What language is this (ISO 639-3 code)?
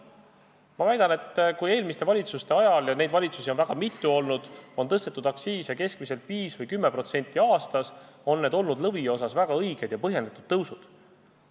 est